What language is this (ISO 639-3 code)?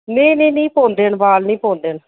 doi